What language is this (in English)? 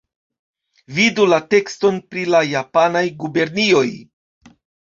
Esperanto